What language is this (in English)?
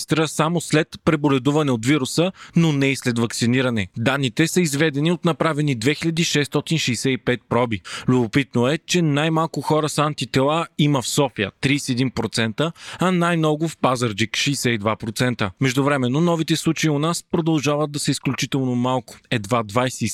Bulgarian